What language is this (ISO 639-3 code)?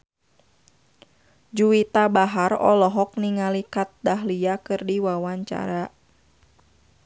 sun